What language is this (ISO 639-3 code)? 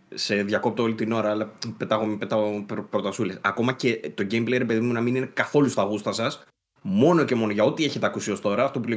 ell